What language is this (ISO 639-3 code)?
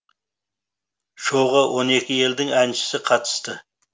kaz